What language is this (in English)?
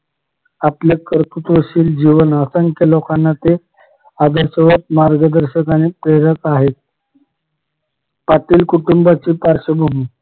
Marathi